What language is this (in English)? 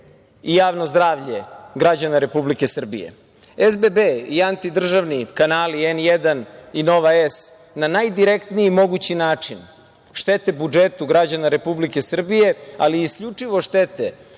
Serbian